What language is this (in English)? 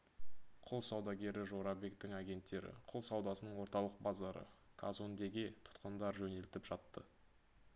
Kazakh